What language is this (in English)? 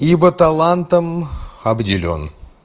Russian